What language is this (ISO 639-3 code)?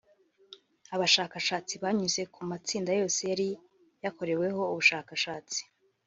kin